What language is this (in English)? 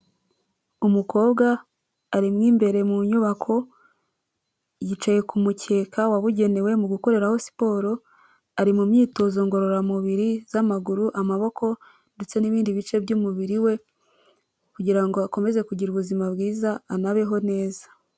Kinyarwanda